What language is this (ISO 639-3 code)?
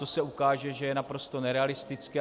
ces